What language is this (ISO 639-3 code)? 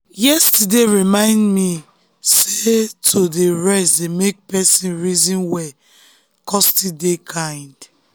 pcm